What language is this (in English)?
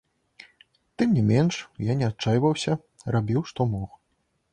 Belarusian